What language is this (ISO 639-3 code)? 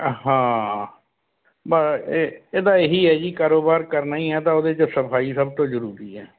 pan